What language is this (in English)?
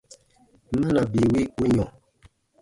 Baatonum